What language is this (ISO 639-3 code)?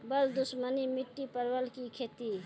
mai